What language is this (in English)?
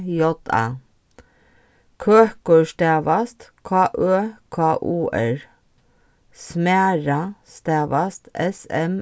Faroese